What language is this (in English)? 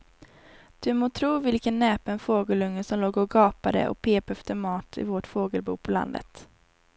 Swedish